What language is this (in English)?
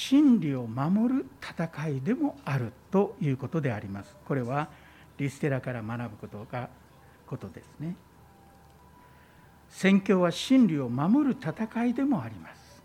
Japanese